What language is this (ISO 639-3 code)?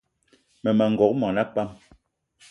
eto